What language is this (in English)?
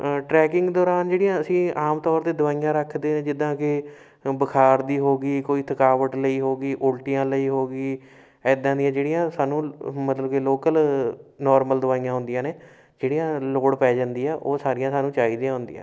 Punjabi